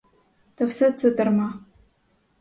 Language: Ukrainian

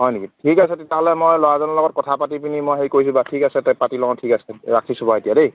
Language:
Assamese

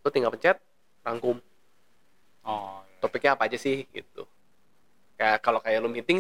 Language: Indonesian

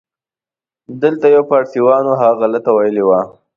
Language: Pashto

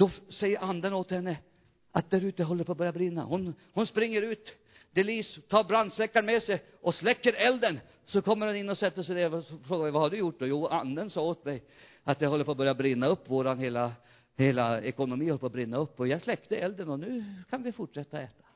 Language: Swedish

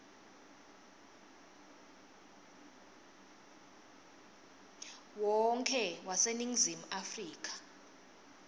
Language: Swati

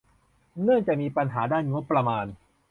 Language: Thai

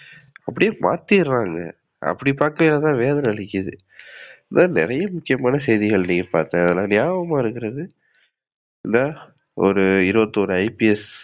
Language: Tamil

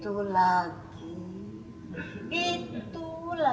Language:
Indonesian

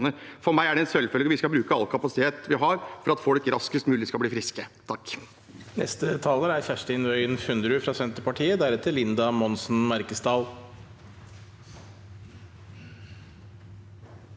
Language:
Norwegian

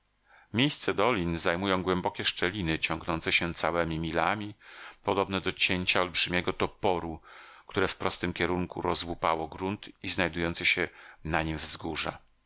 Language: Polish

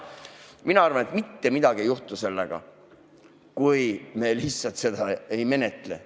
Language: Estonian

